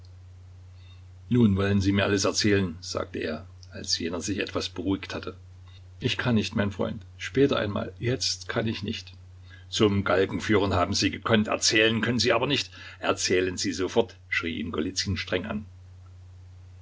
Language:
German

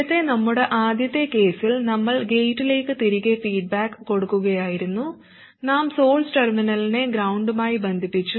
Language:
Malayalam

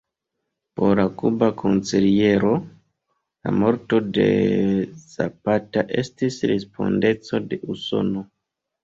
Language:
Esperanto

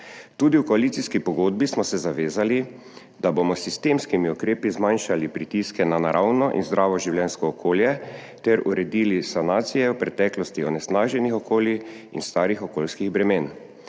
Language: Slovenian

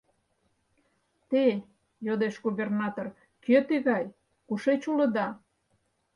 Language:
Mari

